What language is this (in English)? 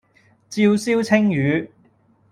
Cantonese